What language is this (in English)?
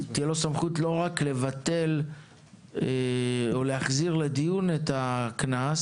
Hebrew